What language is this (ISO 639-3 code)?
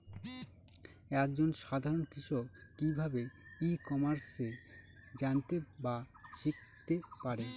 ben